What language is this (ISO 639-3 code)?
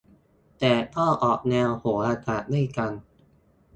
tha